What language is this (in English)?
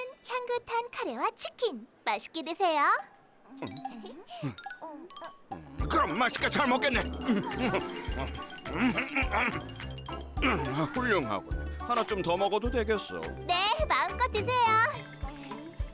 Korean